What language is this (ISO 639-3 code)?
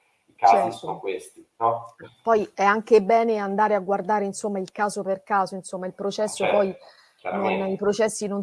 ita